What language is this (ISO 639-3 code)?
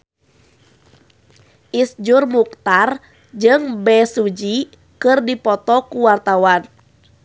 sun